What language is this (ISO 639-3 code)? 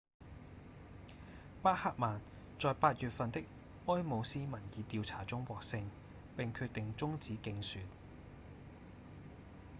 yue